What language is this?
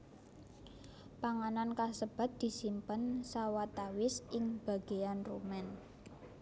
Javanese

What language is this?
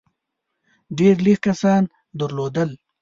Pashto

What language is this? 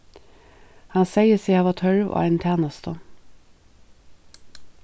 Faroese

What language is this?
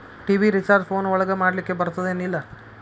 Kannada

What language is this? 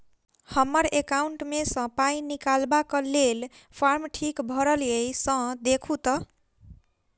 Maithili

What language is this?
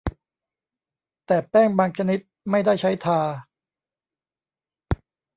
Thai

